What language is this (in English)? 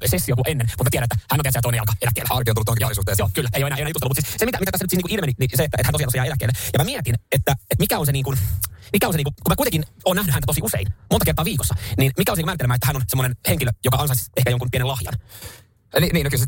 Finnish